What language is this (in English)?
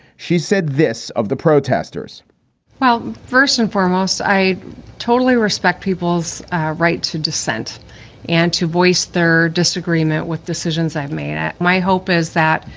English